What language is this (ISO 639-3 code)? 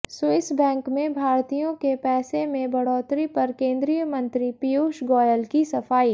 hin